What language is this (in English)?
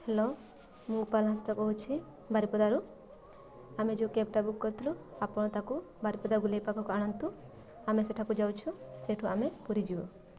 Odia